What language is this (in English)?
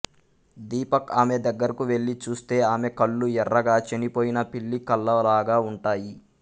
Telugu